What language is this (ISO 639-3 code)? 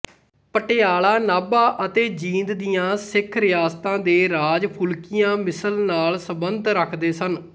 pan